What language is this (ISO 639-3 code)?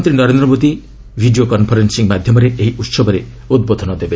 ori